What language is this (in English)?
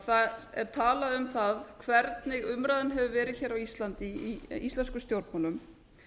Icelandic